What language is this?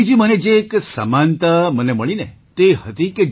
Gujarati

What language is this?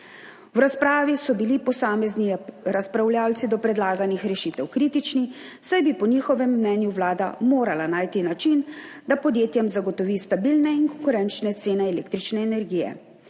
Slovenian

